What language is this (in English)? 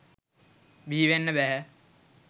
Sinhala